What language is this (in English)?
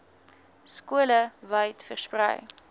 Afrikaans